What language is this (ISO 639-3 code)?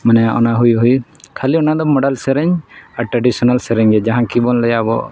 sat